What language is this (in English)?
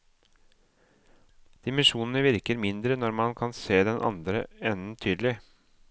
Norwegian